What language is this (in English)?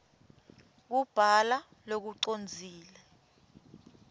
Swati